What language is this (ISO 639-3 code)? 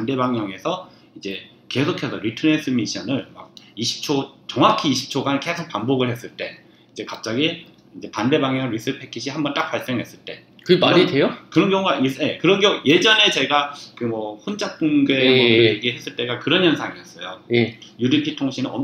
kor